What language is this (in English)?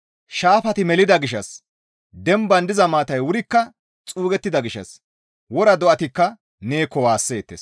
Gamo